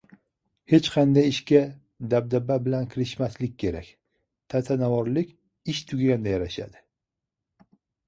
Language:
Uzbek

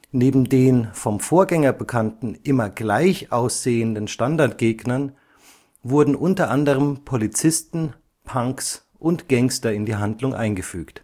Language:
German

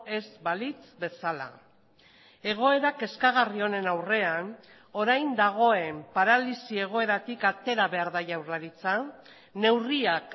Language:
Basque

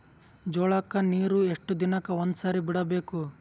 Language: Kannada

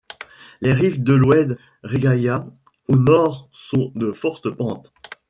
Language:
French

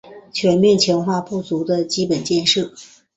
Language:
Chinese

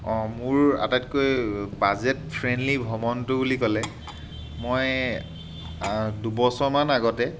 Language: Assamese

